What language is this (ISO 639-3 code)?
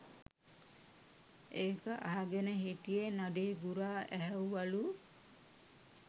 sin